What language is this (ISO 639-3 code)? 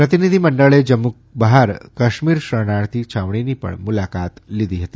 guj